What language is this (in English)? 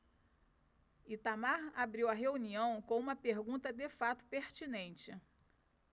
Portuguese